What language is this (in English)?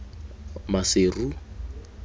Tswana